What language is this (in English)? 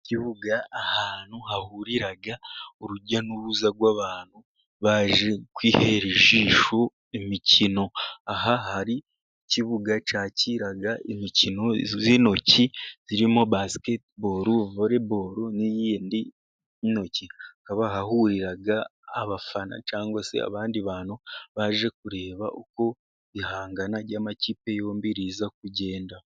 Kinyarwanda